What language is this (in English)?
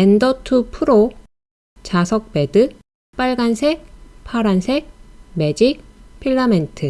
Korean